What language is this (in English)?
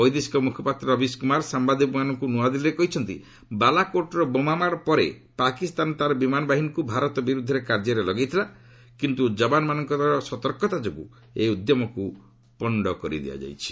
Odia